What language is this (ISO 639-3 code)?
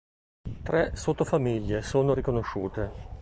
ita